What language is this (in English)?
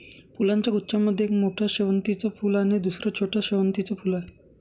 Marathi